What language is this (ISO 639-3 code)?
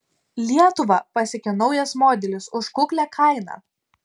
lit